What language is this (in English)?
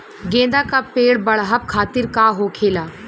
Bhojpuri